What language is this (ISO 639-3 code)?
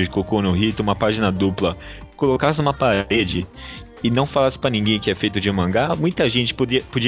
por